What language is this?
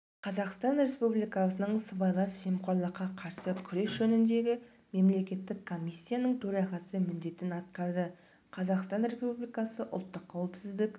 Kazakh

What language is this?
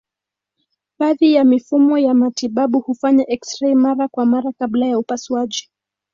Swahili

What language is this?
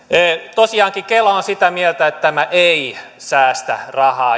Finnish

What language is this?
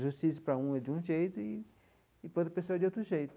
Portuguese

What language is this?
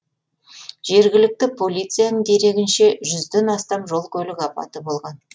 Kazakh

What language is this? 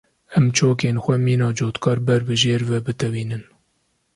Kurdish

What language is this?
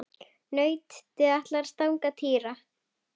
Icelandic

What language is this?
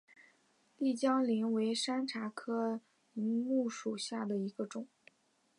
Chinese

